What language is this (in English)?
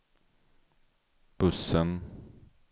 Swedish